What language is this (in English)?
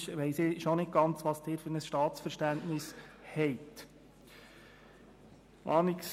Swiss German